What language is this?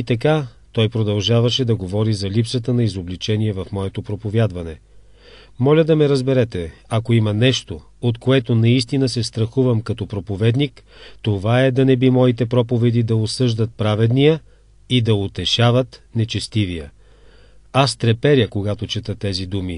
Bulgarian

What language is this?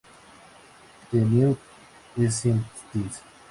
Spanish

